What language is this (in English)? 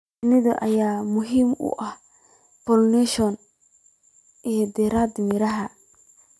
Somali